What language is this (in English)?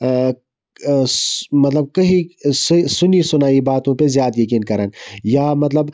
Kashmiri